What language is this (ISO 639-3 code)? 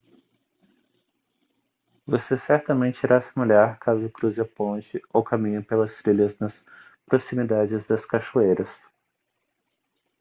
por